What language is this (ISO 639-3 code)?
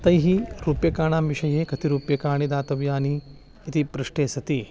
san